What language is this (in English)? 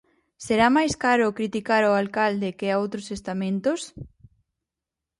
Galician